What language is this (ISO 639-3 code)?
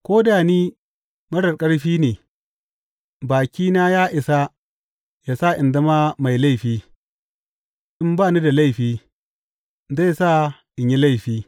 hau